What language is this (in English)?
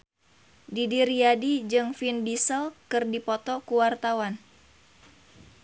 Sundanese